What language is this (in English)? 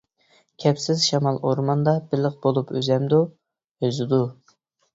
Uyghur